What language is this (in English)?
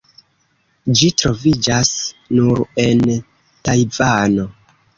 Esperanto